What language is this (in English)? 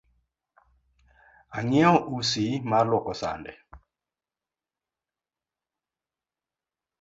Luo (Kenya and Tanzania)